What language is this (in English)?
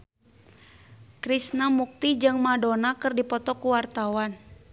Sundanese